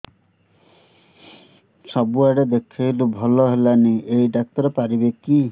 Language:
Odia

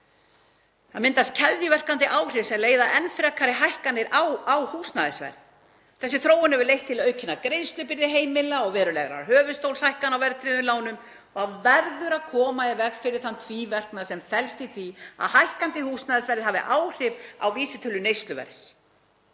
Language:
Icelandic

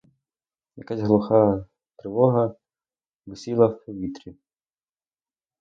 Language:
Ukrainian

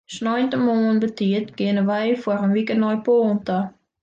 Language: Western Frisian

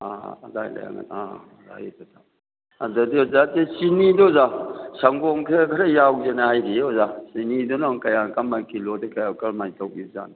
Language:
Manipuri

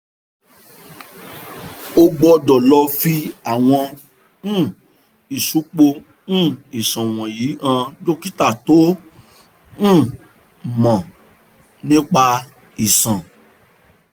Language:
Yoruba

